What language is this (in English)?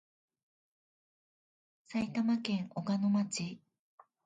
Japanese